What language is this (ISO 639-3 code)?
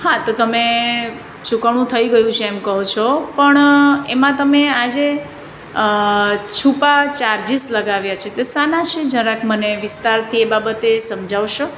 guj